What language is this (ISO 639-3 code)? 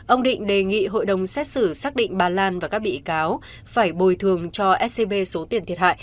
vie